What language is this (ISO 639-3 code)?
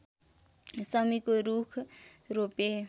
nep